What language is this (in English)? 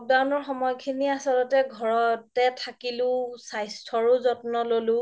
Assamese